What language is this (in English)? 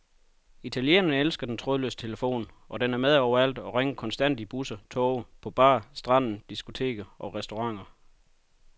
Danish